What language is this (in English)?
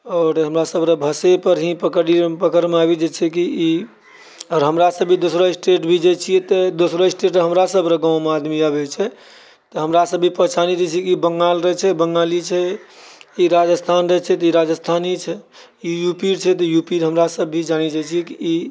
Maithili